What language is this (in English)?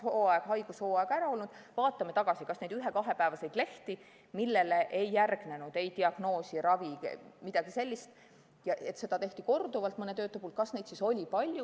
Estonian